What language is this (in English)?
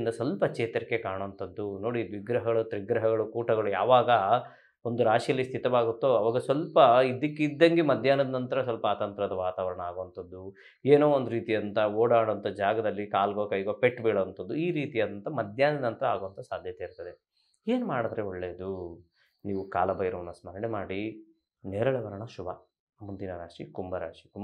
Kannada